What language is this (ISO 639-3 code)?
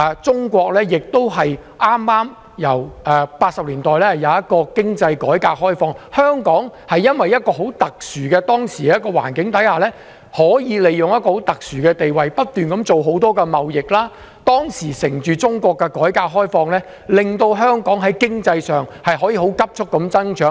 yue